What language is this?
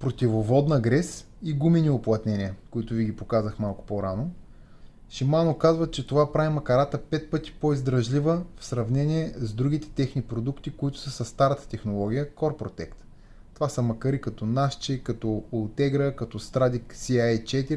Bulgarian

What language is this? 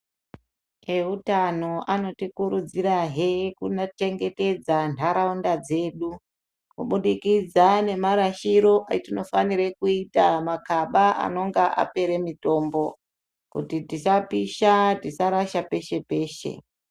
Ndau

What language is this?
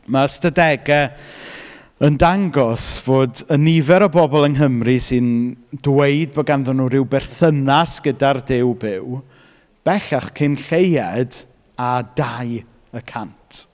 Welsh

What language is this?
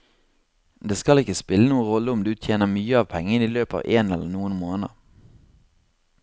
Norwegian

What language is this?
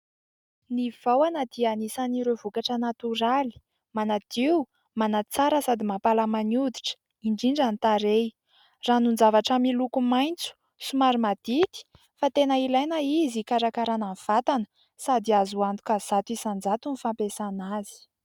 Malagasy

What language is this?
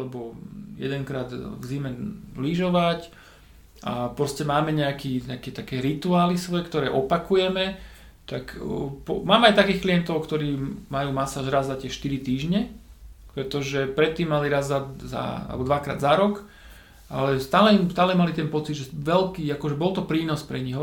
Slovak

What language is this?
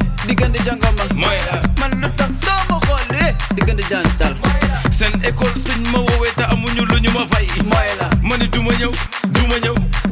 Wolof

